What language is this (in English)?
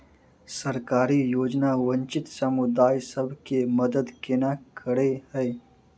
Maithili